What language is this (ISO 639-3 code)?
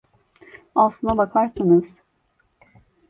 tur